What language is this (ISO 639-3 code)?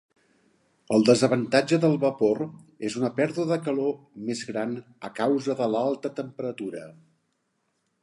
cat